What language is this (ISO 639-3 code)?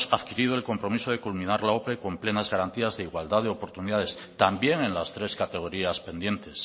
spa